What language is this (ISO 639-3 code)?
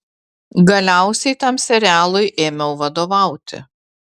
lit